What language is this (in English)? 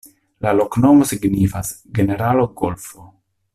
Esperanto